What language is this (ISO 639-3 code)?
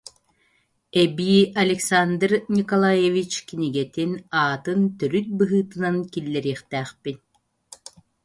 sah